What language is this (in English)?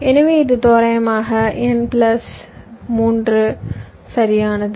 Tamil